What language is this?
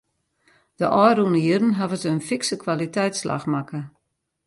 Western Frisian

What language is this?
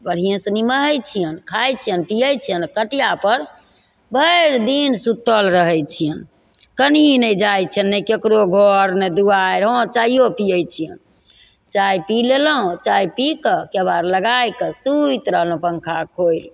Maithili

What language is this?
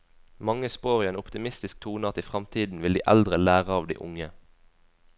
Norwegian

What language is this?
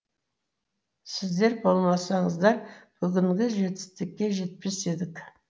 Kazakh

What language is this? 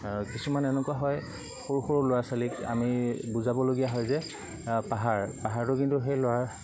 Assamese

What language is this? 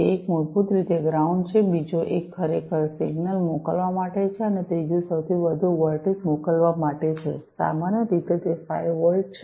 Gujarati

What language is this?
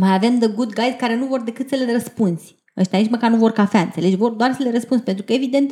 Romanian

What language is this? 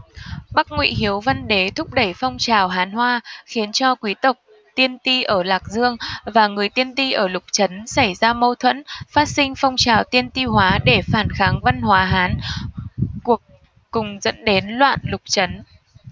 Vietnamese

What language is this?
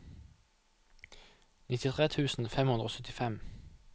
Norwegian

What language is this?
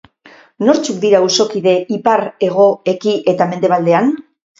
Basque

